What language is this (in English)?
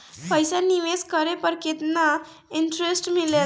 Bhojpuri